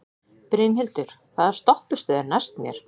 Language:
Icelandic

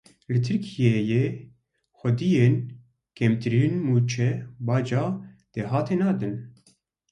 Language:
Kurdish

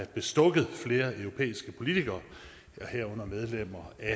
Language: Danish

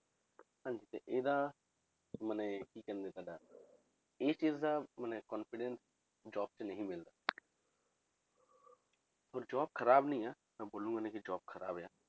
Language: Punjabi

